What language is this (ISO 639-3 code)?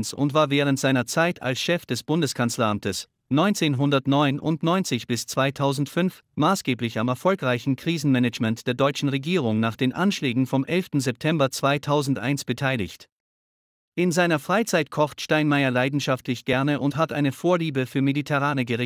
deu